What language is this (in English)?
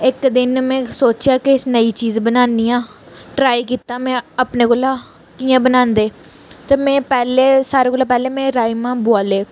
Dogri